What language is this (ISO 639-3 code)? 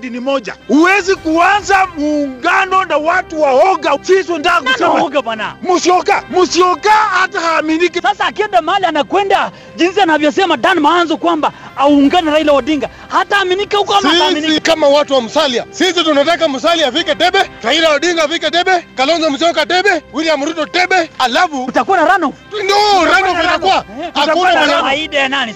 swa